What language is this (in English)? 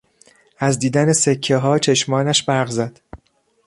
Persian